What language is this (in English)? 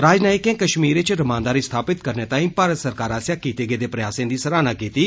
Dogri